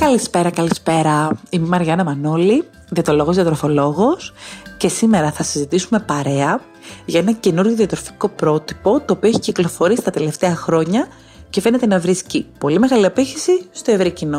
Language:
Greek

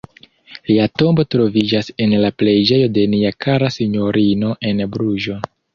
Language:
Esperanto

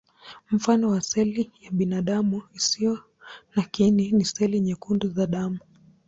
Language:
Swahili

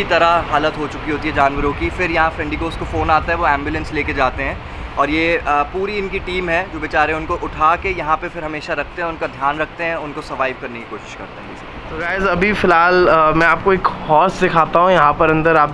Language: Hindi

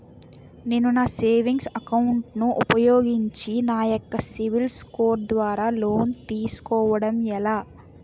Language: Telugu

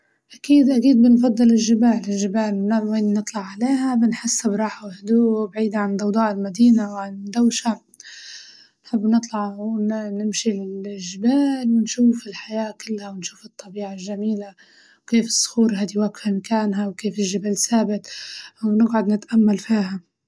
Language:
Libyan Arabic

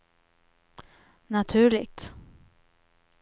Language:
Swedish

